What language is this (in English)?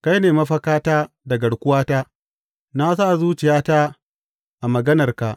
Hausa